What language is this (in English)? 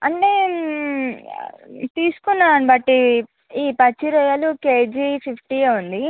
Telugu